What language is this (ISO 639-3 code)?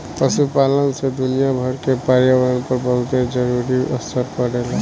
bho